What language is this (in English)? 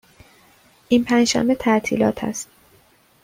Persian